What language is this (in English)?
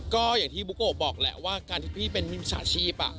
Thai